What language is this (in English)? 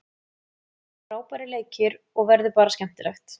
Icelandic